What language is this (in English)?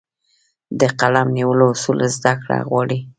Pashto